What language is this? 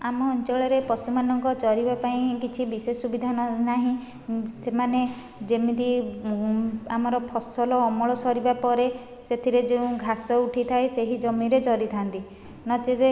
Odia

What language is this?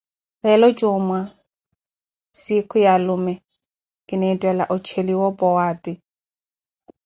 Koti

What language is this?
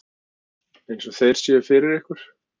Icelandic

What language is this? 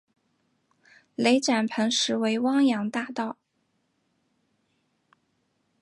Chinese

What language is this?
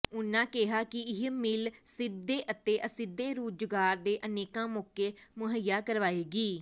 Punjabi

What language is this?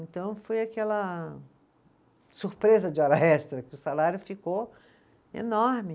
Portuguese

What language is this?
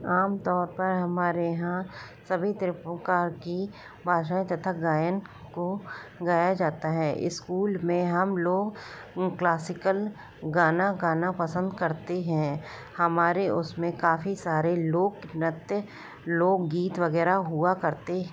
Hindi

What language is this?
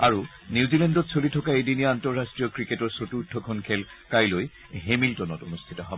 Assamese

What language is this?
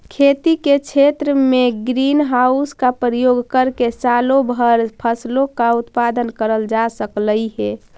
Magahi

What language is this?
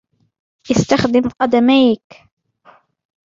Arabic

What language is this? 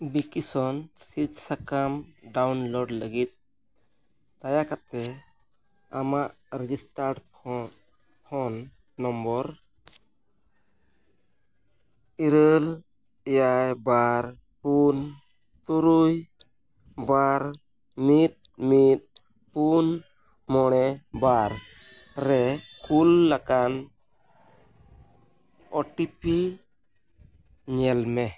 Santali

